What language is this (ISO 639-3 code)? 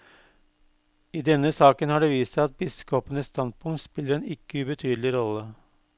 nor